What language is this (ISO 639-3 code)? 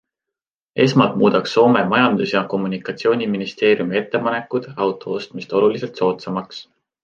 est